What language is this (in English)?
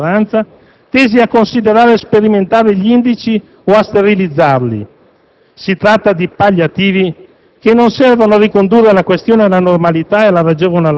Italian